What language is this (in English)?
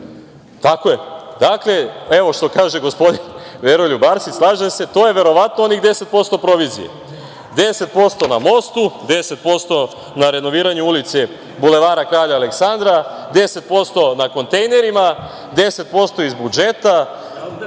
Serbian